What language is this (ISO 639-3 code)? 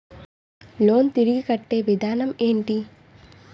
tel